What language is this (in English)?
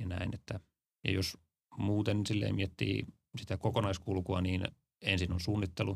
Finnish